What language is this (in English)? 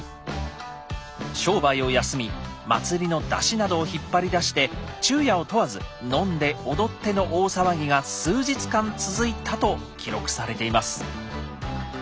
Japanese